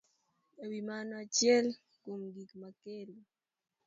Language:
Luo (Kenya and Tanzania)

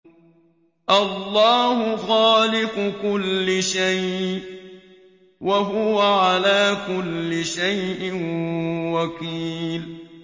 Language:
Arabic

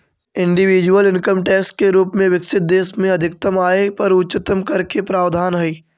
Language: Magahi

